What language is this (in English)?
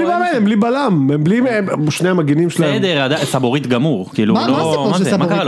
Hebrew